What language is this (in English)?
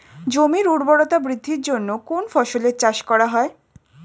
Bangla